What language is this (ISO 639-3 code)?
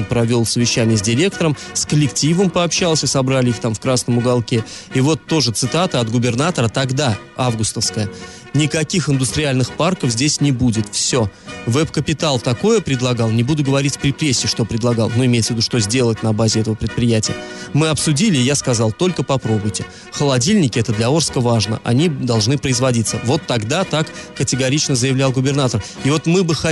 rus